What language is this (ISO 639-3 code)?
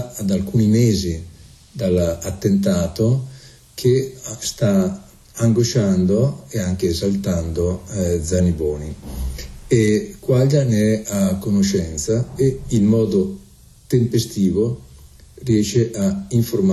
ita